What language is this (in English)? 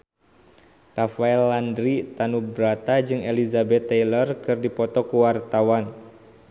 Sundanese